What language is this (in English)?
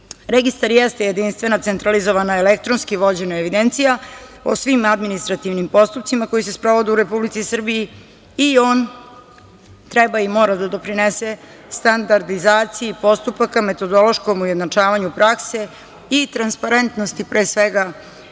Serbian